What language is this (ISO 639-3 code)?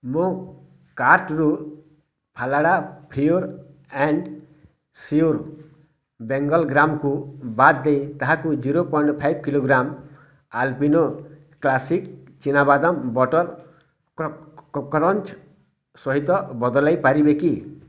ori